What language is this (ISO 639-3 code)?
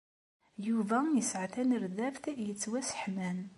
kab